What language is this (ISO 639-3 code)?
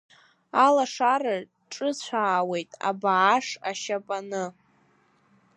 abk